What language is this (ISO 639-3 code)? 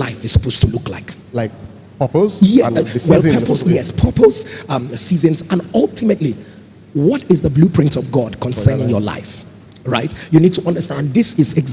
eng